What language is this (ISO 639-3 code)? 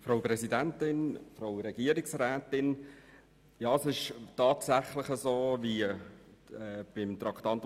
gsw